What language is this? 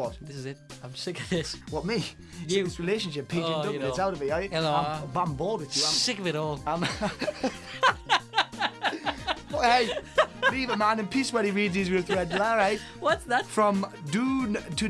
English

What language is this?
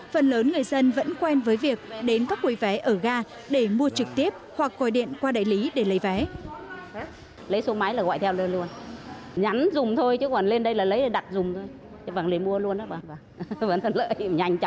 Vietnamese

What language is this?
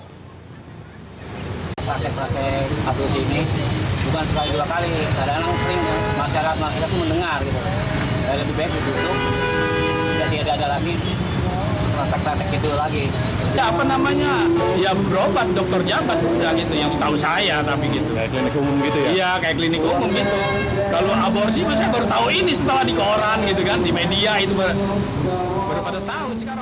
Indonesian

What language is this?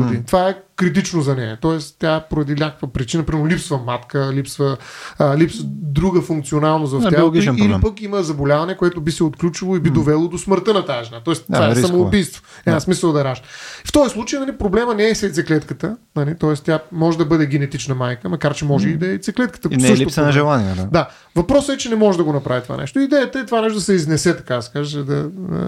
Bulgarian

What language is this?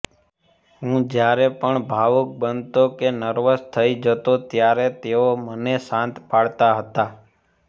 Gujarati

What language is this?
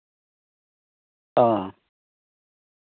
Santali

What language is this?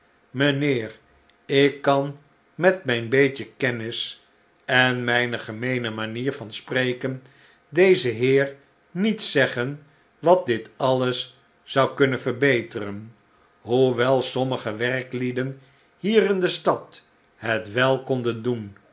Dutch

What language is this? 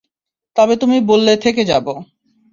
Bangla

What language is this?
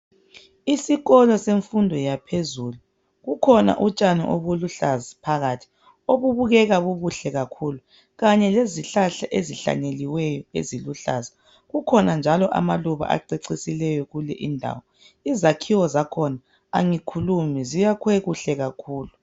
North Ndebele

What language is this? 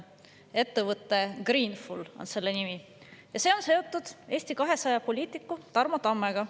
Estonian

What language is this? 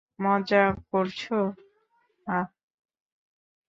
Bangla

